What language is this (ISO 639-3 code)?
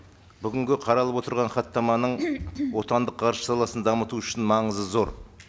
kaz